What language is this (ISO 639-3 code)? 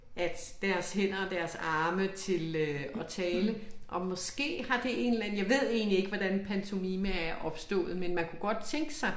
dan